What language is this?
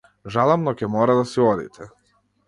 Macedonian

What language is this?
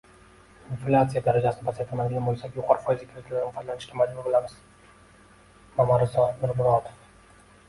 Uzbek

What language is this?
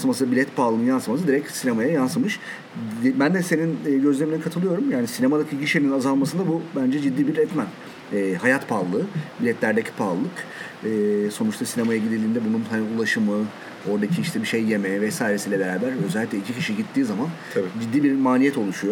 Turkish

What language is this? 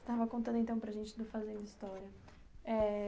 Portuguese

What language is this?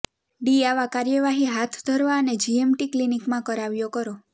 Gujarati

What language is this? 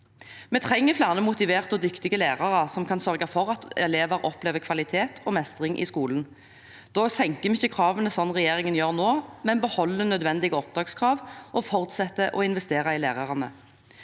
Norwegian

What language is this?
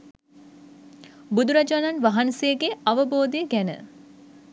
Sinhala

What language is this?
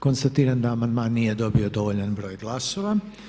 Croatian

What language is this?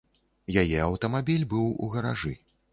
Belarusian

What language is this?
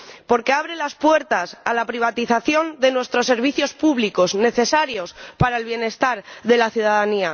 Spanish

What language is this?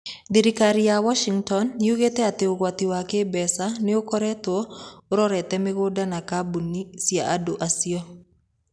Kikuyu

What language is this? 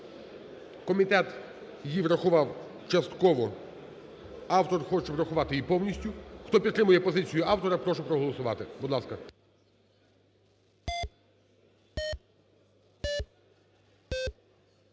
Ukrainian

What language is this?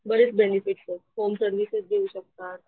Marathi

